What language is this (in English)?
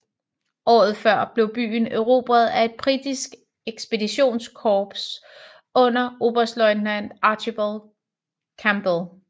Danish